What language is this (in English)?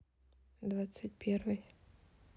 Russian